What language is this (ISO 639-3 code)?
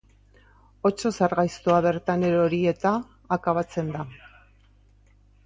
eus